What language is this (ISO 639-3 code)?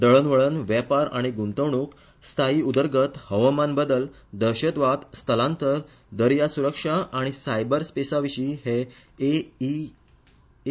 kok